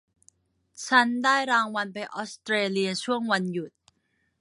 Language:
Thai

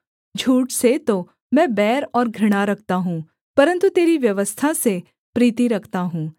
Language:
Hindi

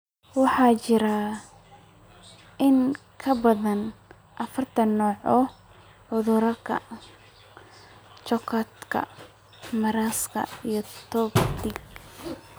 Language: Somali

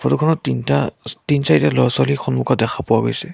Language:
Assamese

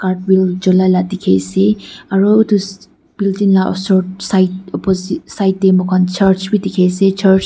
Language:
Naga Pidgin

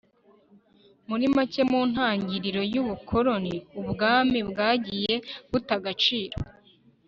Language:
Kinyarwanda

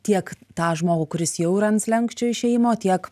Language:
Lithuanian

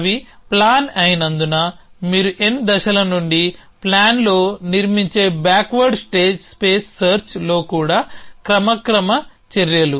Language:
Telugu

